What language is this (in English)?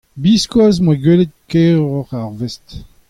Breton